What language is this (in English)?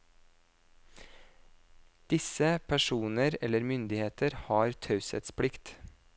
Norwegian